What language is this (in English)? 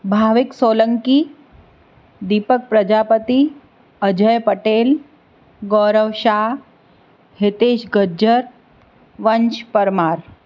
Gujarati